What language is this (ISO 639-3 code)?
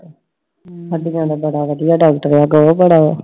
pan